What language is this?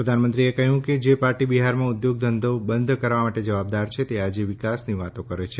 Gujarati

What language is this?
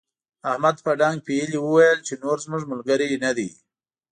Pashto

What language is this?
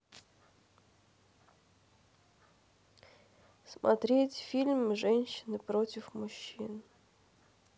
Russian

